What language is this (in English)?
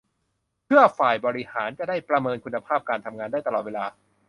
Thai